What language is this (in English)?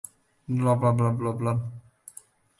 English